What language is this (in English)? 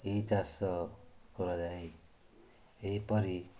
Odia